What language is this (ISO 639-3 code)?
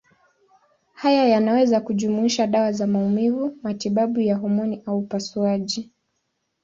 swa